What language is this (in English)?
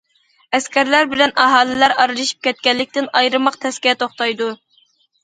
Uyghur